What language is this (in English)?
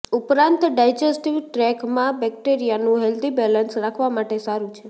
Gujarati